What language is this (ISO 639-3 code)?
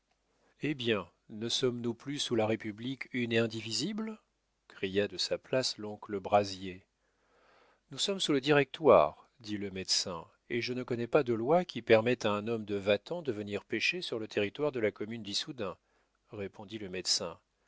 fra